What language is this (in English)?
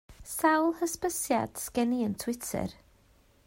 Welsh